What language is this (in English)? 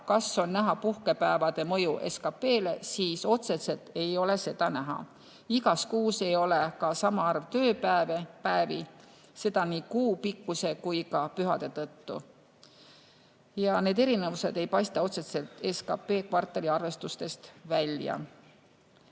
Estonian